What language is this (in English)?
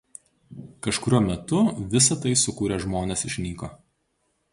Lithuanian